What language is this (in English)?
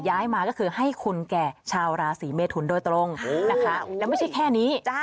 Thai